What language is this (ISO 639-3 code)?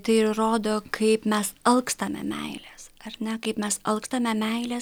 lit